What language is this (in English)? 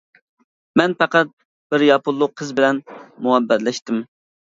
Uyghur